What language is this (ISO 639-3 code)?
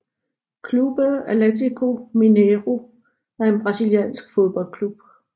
dan